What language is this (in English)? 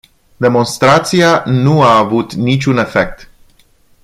Romanian